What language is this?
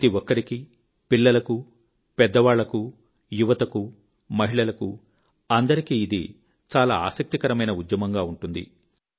Telugu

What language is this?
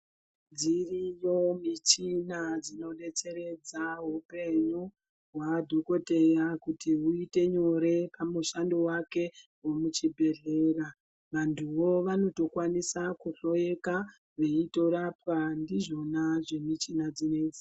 Ndau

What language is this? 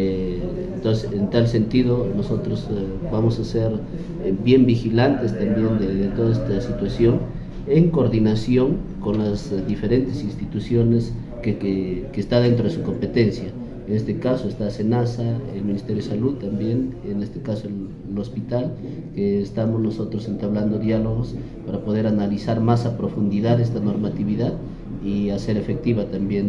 Spanish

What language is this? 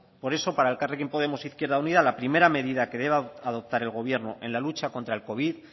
Spanish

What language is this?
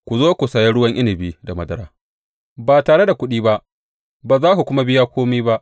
Hausa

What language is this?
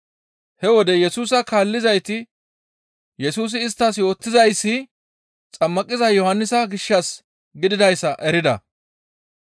Gamo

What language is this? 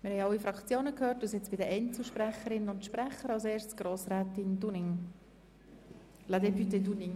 Swiss German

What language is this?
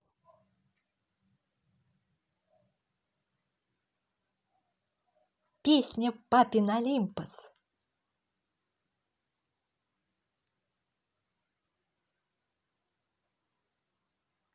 Russian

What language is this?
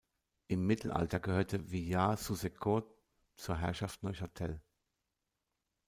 German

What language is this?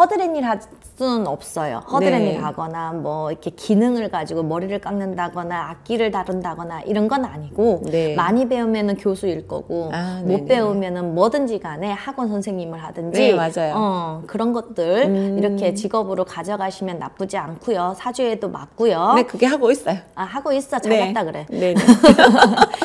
Korean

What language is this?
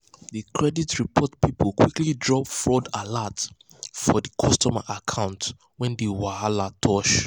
Nigerian Pidgin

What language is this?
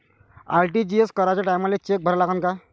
Marathi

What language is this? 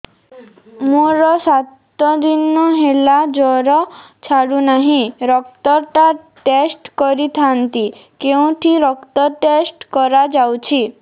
Odia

